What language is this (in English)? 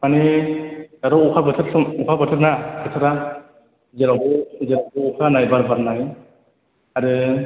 Bodo